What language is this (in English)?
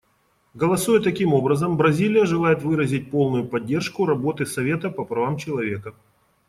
Russian